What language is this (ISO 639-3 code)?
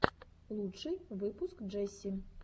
rus